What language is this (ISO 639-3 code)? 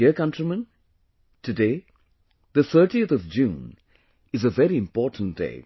eng